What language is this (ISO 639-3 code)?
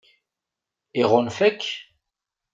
kab